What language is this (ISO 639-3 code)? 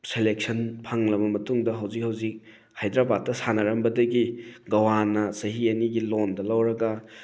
mni